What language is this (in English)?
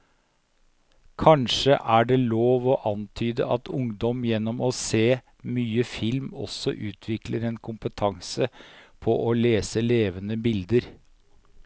Norwegian